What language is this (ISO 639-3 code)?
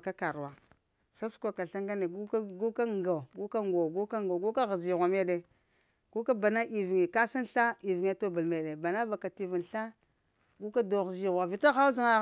hia